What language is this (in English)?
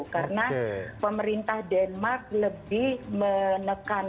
Indonesian